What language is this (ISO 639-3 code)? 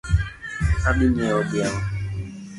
luo